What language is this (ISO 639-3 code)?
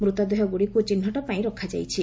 ori